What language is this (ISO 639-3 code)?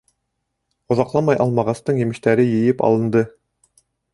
bak